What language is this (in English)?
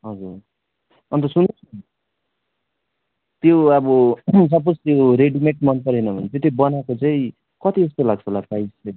Nepali